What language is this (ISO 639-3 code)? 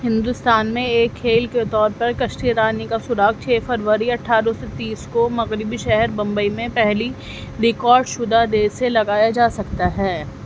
urd